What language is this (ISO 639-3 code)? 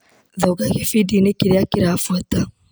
kik